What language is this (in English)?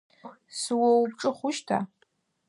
Adyghe